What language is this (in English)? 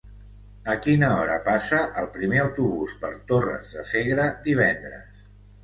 Catalan